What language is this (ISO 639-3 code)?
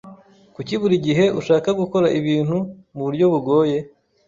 kin